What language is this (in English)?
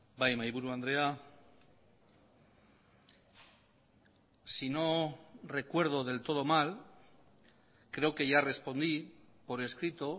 Spanish